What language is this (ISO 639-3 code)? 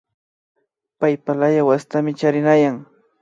qvi